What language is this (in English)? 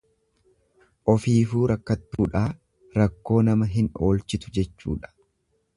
Oromo